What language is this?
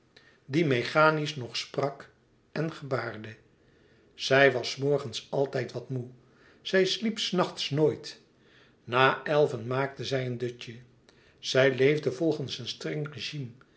Dutch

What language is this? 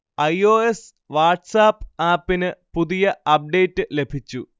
Malayalam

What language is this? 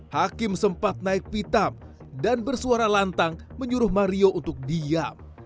Indonesian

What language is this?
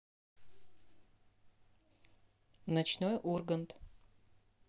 Russian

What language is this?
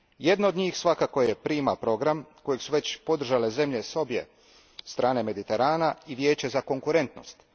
Croatian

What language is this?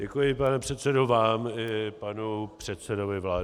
Czech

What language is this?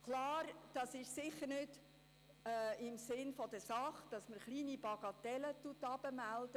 Swiss German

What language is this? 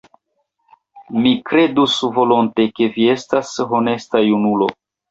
Esperanto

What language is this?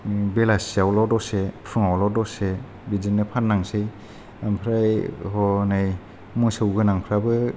Bodo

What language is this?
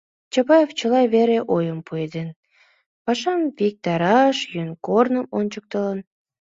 Mari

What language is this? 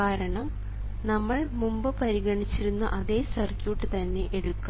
Malayalam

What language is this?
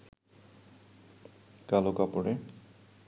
Bangla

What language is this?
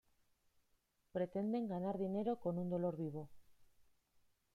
Spanish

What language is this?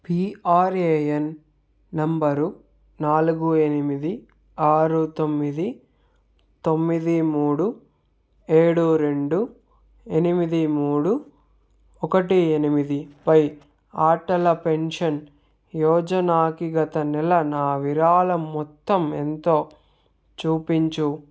Telugu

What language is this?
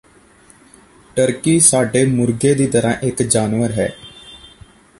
Punjabi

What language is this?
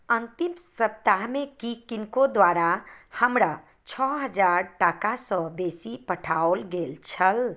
Maithili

